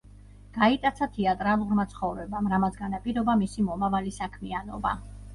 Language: Georgian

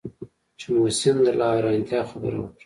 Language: Pashto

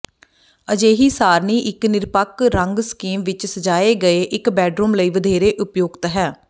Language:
Punjabi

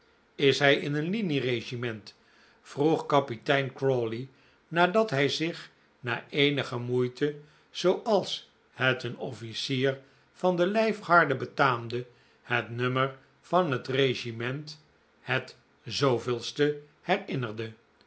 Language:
Dutch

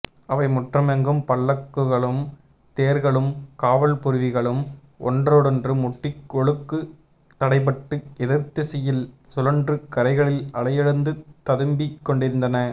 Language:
Tamil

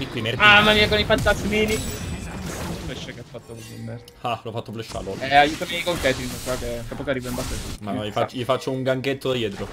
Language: Italian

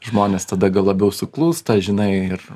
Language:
Lithuanian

